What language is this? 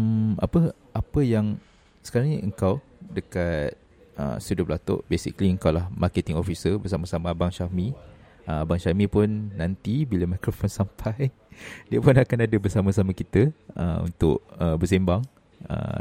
Malay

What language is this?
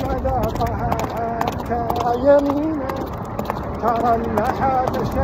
Arabic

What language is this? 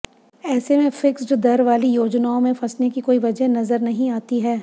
Hindi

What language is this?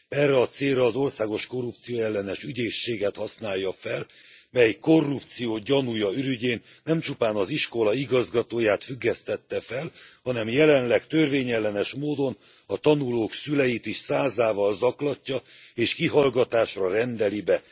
Hungarian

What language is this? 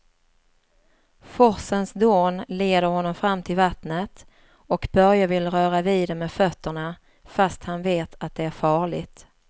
Swedish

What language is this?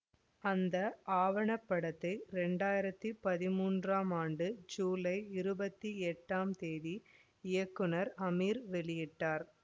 Tamil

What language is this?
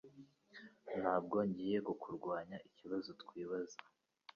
Kinyarwanda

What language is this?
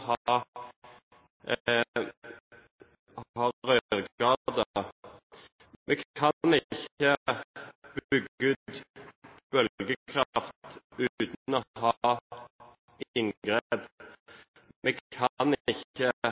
Norwegian Bokmål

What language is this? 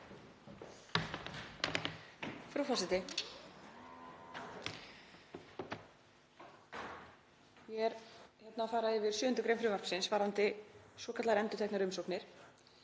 Icelandic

